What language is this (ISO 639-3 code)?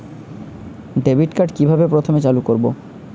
ben